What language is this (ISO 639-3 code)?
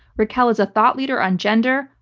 eng